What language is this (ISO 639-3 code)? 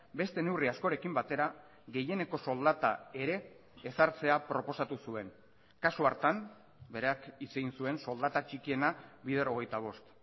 eus